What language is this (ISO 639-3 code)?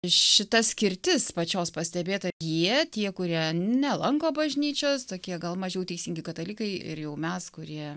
lit